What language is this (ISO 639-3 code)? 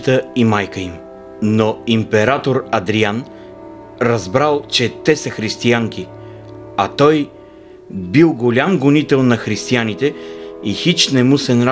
bul